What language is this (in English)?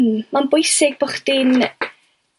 Welsh